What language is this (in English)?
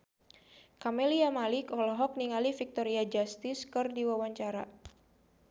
Sundanese